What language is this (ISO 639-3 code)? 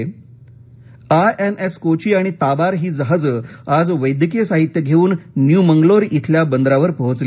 mar